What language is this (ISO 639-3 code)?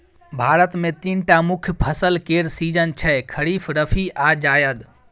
mai